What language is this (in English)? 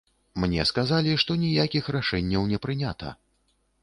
Belarusian